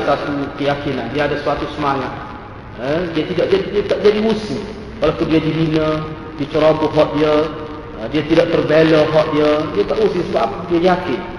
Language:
Malay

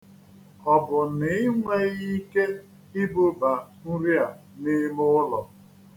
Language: Igbo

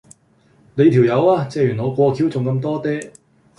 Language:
Cantonese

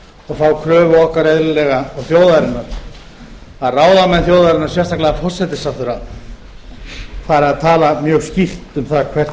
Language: Icelandic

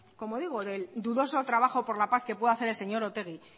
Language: Spanish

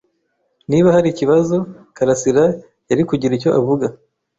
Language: Kinyarwanda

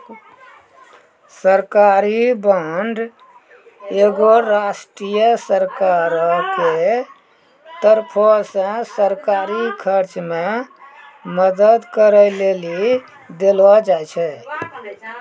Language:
Maithili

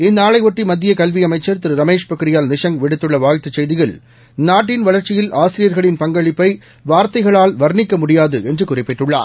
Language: Tamil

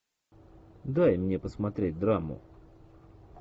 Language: Russian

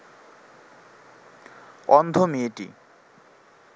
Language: Bangla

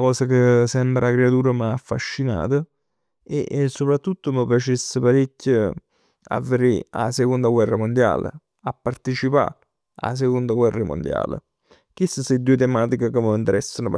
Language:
Neapolitan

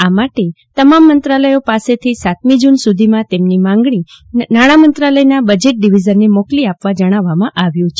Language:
Gujarati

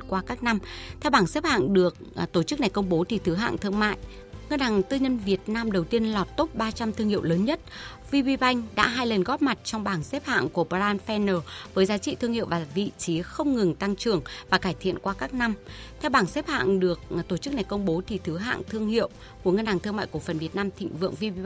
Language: Vietnamese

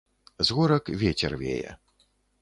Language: Belarusian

